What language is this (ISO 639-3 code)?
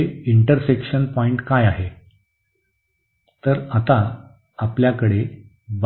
mar